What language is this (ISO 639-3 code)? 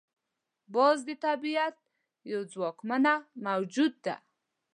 pus